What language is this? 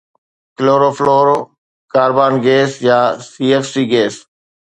Sindhi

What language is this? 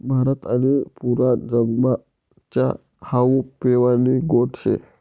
Marathi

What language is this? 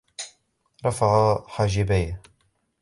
Arabic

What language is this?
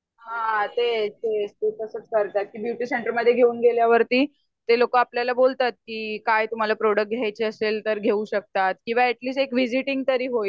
Marathi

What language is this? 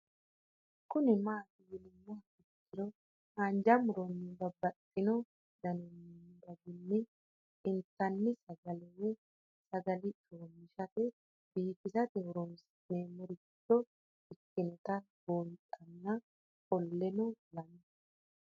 Sidamo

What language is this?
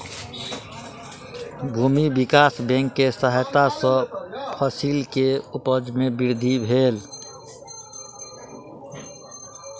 Maithili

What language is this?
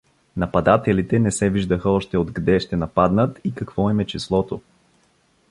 Bulgarian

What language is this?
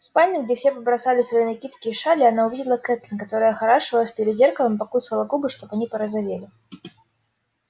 Russian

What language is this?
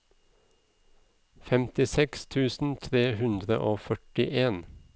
Norwegian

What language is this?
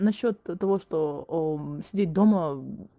Russian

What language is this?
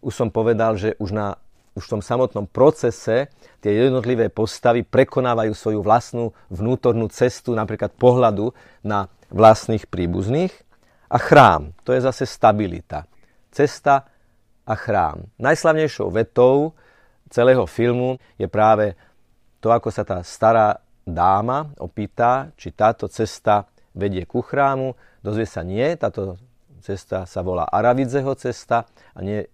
Slovak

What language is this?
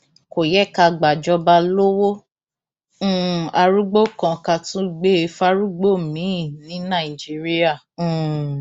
Yoruba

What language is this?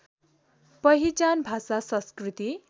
Nepali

